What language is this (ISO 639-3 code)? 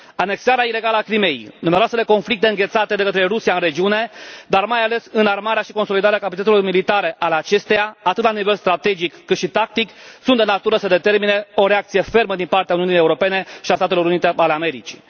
ron